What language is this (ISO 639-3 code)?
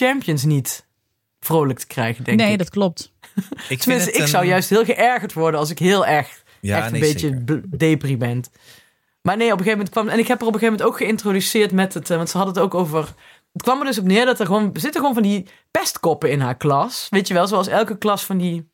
nld